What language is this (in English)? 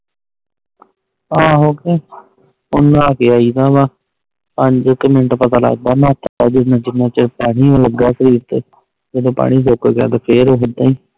Punjabi